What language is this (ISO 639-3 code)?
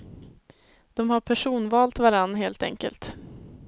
swe